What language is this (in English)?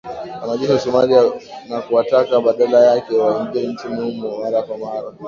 Swahili